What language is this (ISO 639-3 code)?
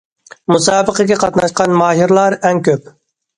uig